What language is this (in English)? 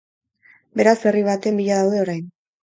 Basque